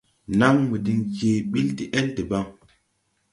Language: Tupuri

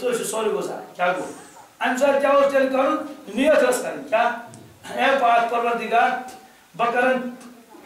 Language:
Turkish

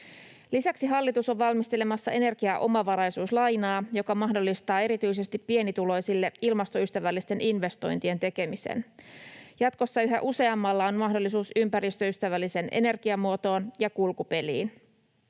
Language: Finnish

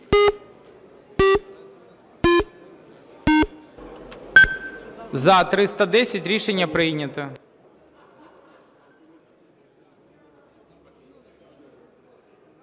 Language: Ukrainian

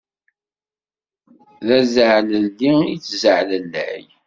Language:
Kabyle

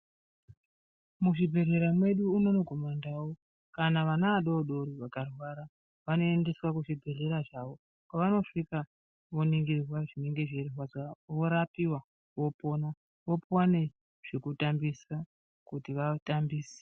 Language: Ndau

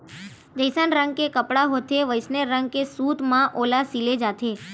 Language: Chhattisgarhi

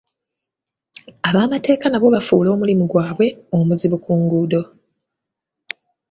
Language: Ganda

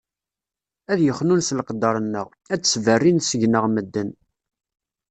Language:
Kabyle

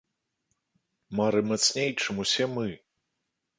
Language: Belarusian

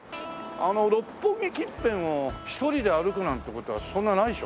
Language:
Japanese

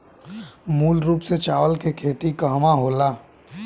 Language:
Bhojpuri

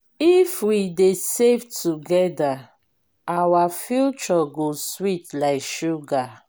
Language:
Nigerian Pidgin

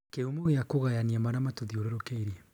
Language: Kikuyu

